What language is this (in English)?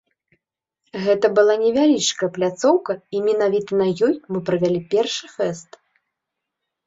Belarusian